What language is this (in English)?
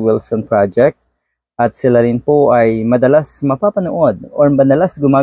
Filipino